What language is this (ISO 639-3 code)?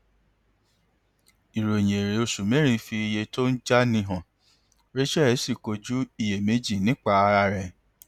yor